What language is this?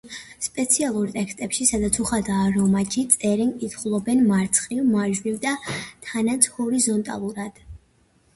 Georgian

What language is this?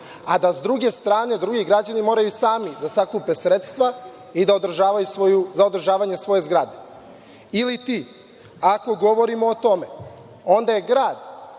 Serbian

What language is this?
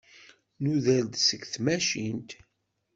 Kabyle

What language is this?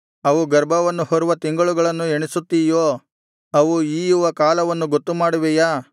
Kannada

